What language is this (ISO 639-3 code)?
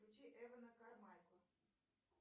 rus